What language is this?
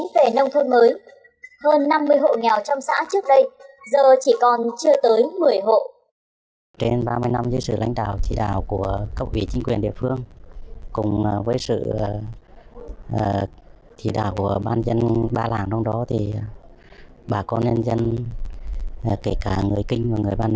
Vietnamese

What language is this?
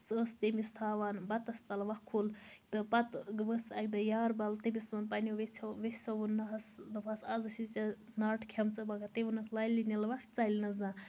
Kashmiri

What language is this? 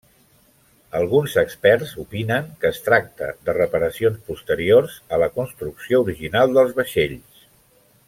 Catalan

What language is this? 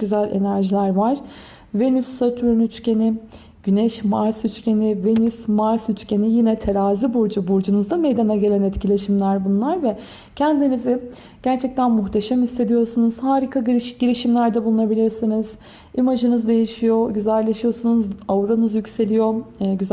Turkish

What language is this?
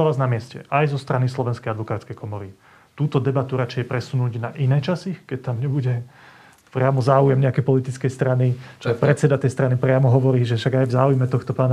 Slovak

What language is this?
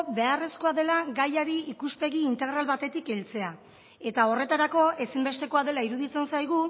Basque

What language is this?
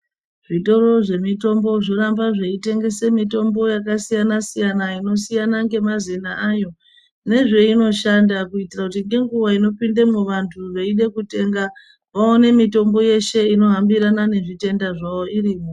Ndau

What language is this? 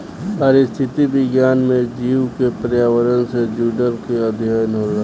Bhojpuri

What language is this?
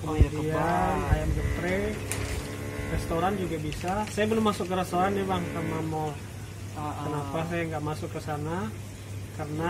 Indonesian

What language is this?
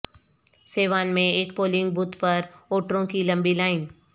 Urdu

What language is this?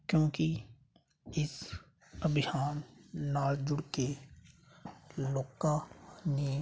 Punjabi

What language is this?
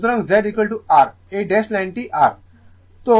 Bangla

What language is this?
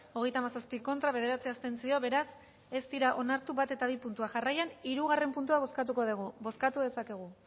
Basque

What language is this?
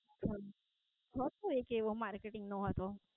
Gujarati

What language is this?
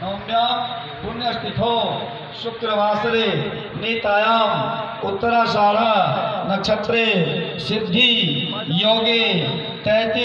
Hindi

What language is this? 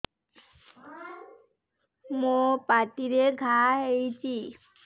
Odia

